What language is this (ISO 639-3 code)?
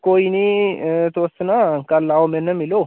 doi